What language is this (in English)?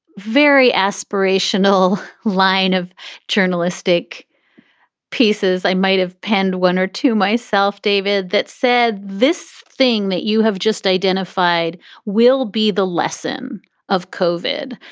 English